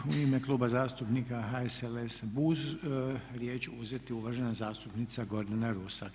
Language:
Croatian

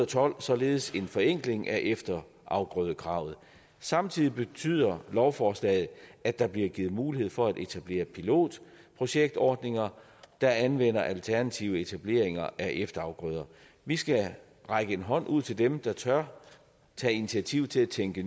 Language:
Danish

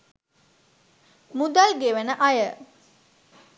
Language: Sinhala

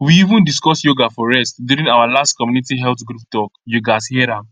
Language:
Nigerian Pidgin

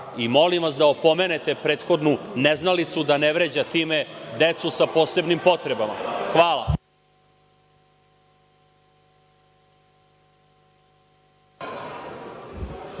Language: Serbian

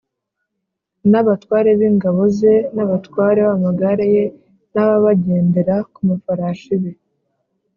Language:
Kinyarwanda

